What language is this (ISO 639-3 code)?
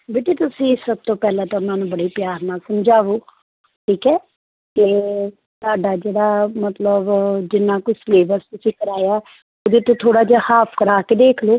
pan